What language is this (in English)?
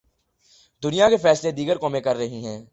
Urdu